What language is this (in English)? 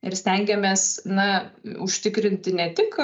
Lithuanian